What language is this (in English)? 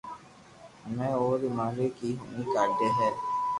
Loarki